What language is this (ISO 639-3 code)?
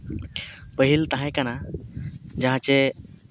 sat